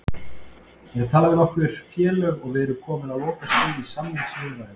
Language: Icelandic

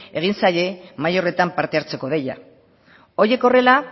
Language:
Basque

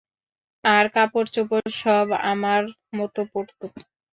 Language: Bangla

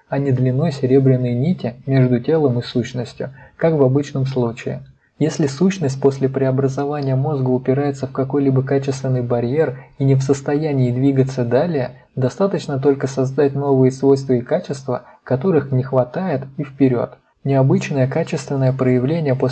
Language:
Russian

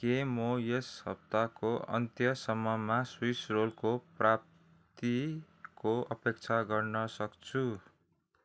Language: Nepali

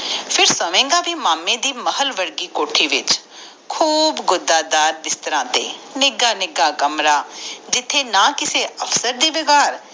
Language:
Punjabi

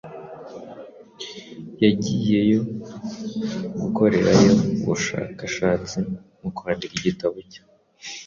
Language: Kinyarwanda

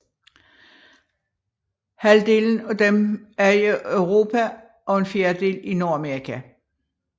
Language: Danish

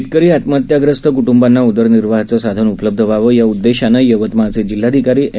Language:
Marathi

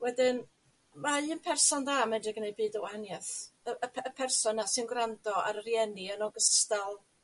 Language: Welsh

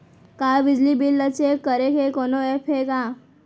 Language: Chhattisgarhi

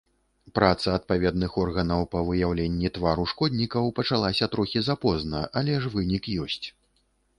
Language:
Belarusian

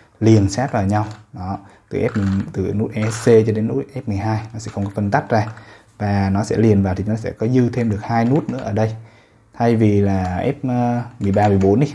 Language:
Vietnamese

